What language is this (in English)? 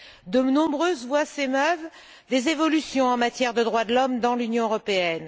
French